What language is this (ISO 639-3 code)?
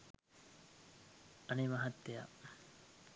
sin